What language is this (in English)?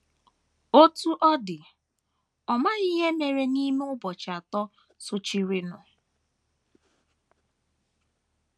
Igbo